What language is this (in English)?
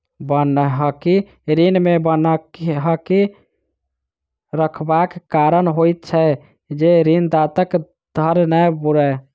Maithili